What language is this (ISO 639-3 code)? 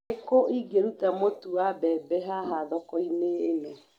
kik